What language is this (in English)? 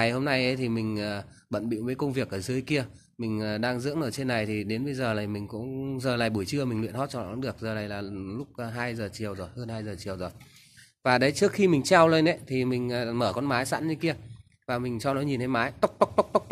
Vietnamese